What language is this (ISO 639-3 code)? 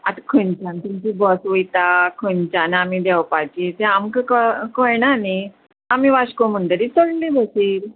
kok